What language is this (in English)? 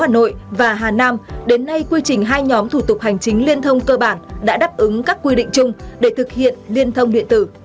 Vietnamese